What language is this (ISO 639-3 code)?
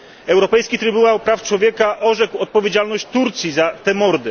pol